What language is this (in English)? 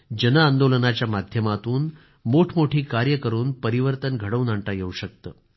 Marathi